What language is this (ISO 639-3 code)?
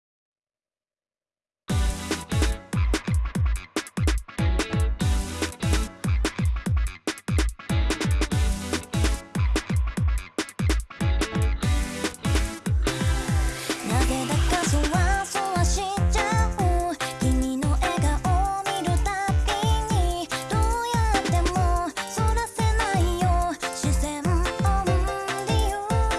jpn